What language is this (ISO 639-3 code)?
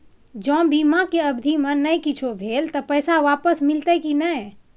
mai